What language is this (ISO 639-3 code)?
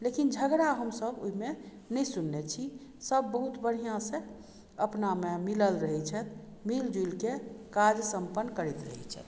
mai